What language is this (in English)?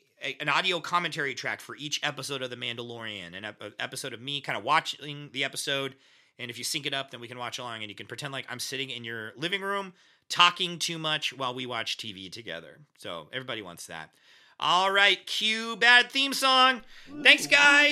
English